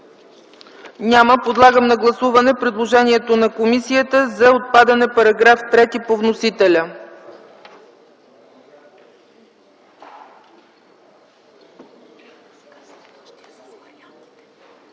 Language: Bulgarian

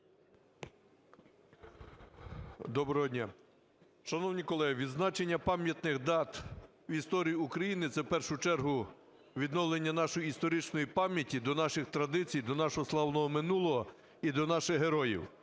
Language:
Ukrainian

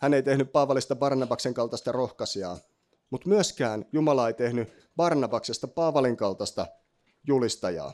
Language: Finnish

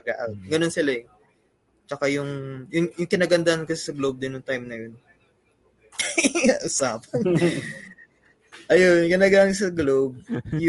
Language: Filipino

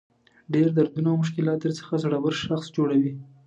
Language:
Pashto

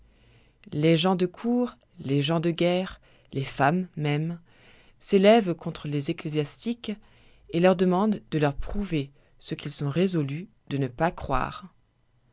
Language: French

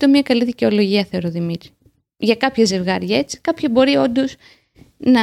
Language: Greek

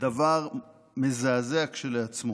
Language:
Hebrew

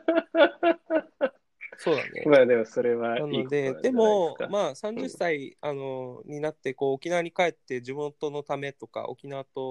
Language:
Japanese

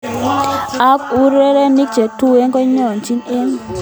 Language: Kalenjin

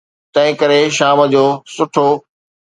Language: Sindhi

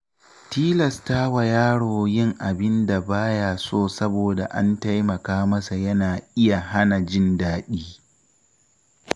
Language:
Hausa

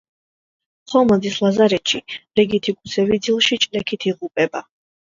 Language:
Georgian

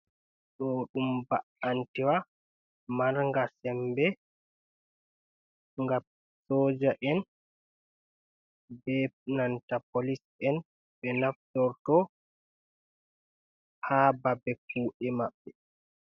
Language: Fula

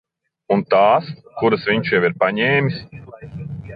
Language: Latvian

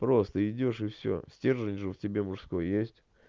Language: Russian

